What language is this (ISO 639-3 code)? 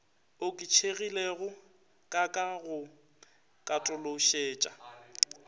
nso